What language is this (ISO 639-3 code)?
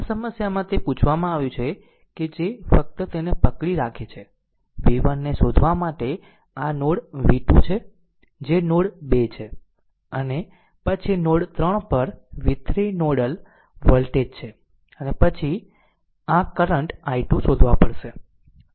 guj